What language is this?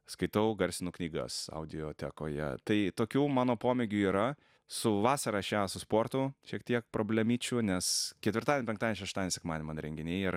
Lithuanian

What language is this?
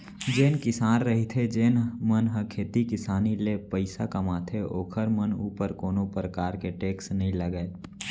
Chhattisgarhi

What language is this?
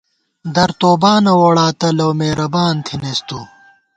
Gawar-Bati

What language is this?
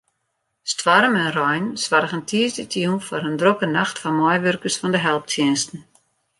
Western Frisian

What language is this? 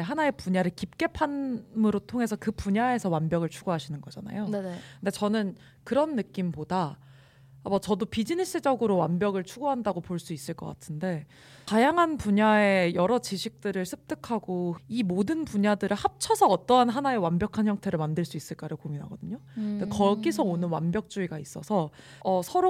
Korean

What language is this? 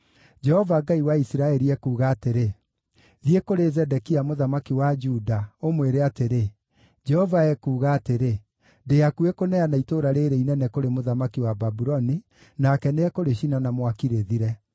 Kikuyu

